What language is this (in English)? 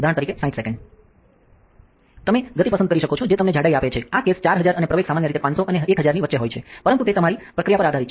Gujarati